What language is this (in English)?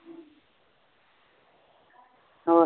Punjabi